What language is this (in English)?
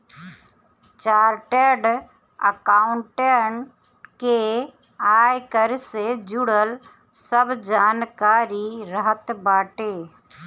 Bhojpuri